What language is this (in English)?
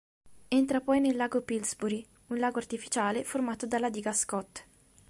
Italian